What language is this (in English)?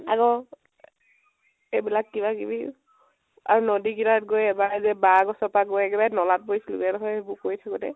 Assamese